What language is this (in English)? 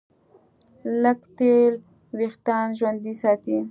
Pashto